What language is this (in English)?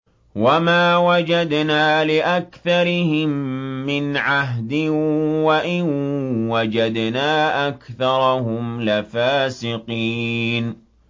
Arabic